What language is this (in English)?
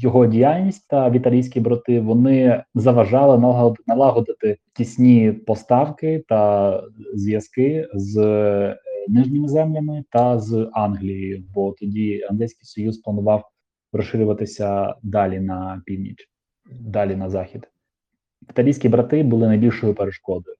Ukrainian